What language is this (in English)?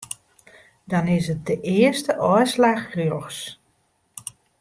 Western Frisian